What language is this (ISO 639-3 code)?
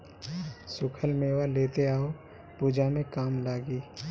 bho